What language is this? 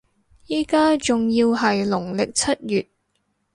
Cantonese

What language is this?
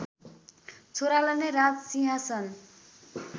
Nepali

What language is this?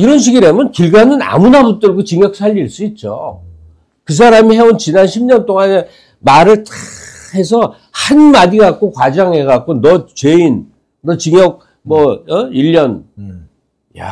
Korean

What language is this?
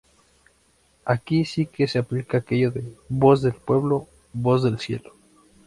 Spanish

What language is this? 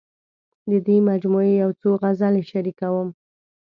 Pashto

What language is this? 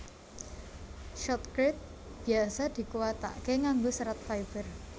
Javanese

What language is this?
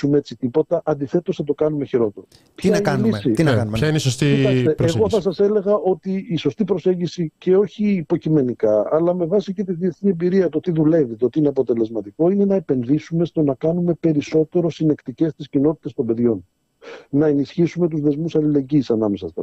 Greek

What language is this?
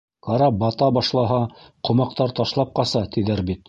Bashkir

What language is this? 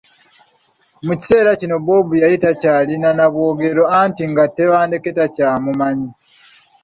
Ganda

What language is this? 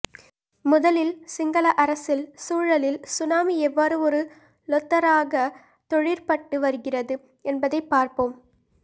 Tamil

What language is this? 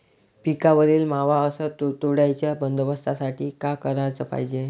Marathi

